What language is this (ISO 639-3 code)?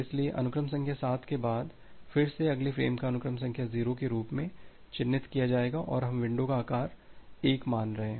hin